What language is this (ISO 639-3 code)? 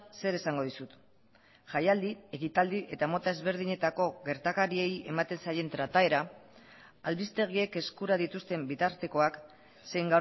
eus